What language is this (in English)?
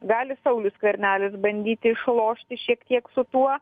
Lithuanian